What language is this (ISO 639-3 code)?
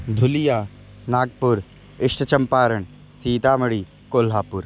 san